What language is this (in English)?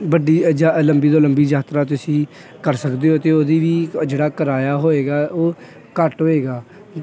Punjabi